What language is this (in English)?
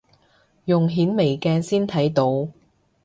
Cantonese